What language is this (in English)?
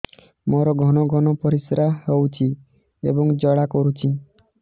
Odia